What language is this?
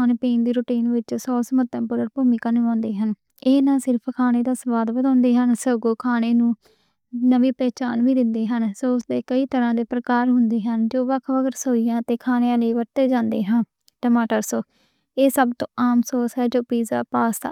Western Panjabi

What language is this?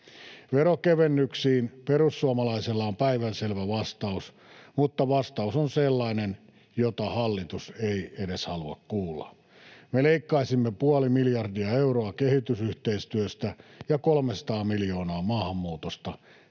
Finnish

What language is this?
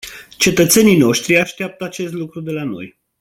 Romanian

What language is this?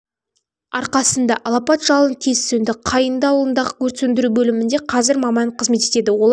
Kazakh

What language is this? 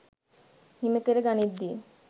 Sinhala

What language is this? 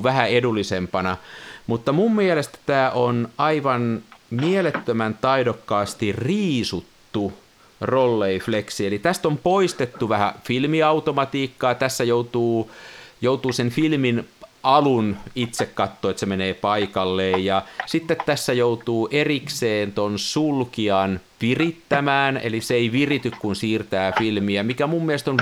Finnish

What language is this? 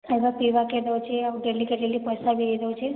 Odia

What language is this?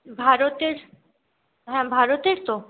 Bangla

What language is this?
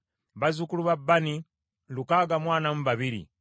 Ganda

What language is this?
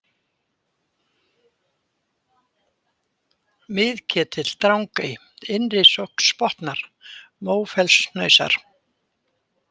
Icelandic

